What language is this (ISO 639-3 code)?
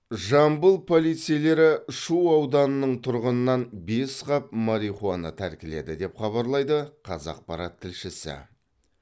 kaz